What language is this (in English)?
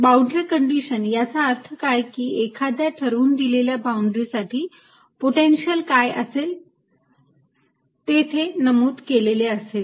Marathi